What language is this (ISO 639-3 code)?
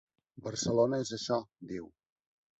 cat